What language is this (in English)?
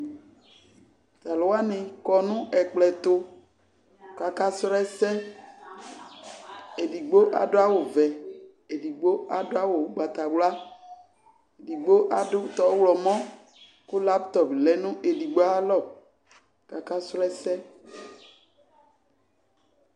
Ikposo